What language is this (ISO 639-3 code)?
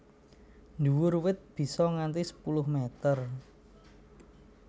jav